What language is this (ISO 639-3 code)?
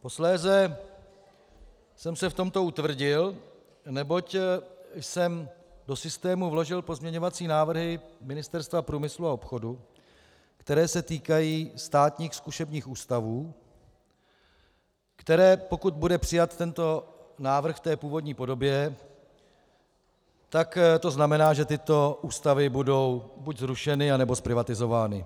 ces